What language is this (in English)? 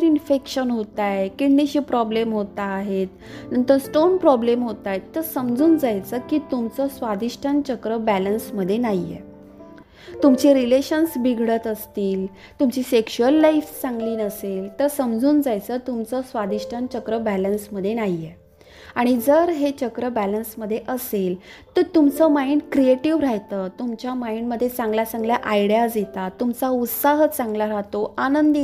Marathi